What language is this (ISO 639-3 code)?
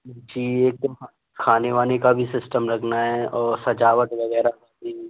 hin